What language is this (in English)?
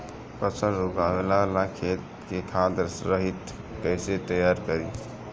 Bhojpuri